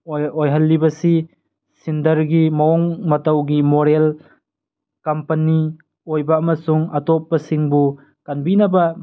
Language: Manipuri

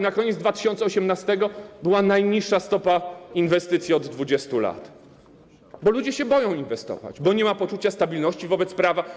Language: Polish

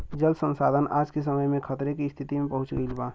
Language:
Bhojpuri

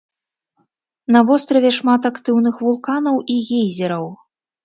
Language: Belarusian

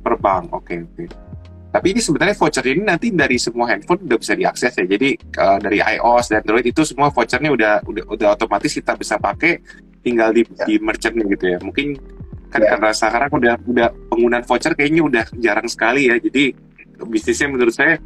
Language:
Indonesian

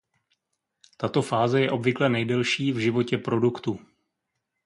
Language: Czech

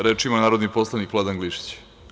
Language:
Serbian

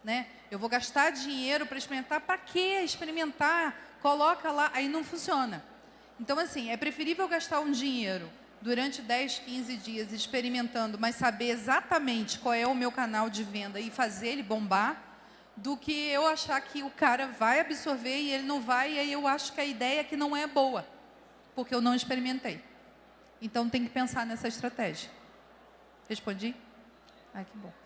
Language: Portuguese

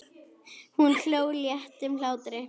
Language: Icelandic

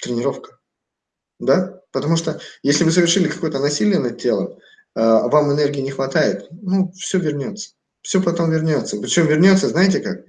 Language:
Russian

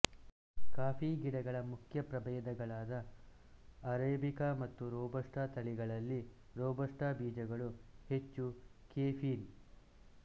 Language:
Kannada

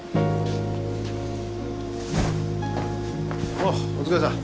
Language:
Japanese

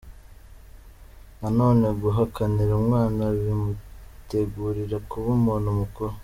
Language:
Kinyarwanda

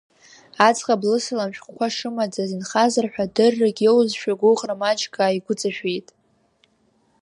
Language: Abkhazian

